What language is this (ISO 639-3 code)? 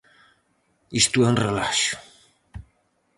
glg